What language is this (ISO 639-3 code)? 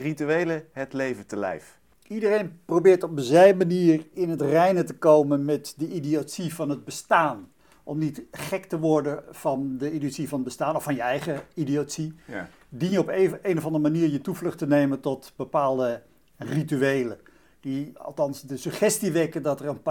nld